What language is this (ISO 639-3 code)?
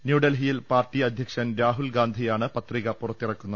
mal